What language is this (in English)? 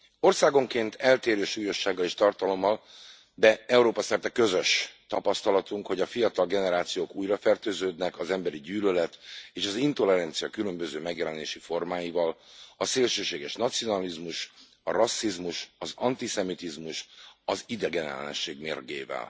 Hungarian